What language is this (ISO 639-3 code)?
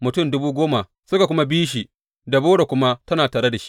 hau